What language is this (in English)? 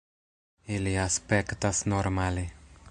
Esperanto